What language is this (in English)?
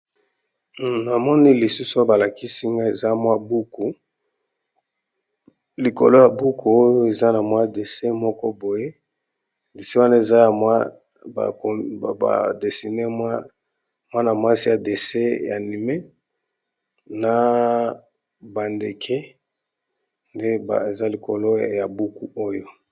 Lingala